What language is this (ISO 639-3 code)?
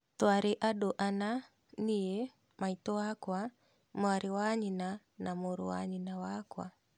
kik